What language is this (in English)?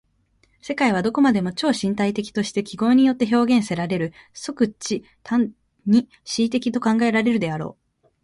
Japanese